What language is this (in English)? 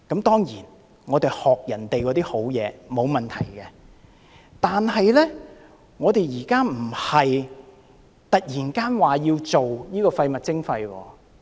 Cantonese